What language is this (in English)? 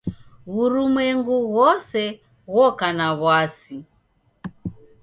Taita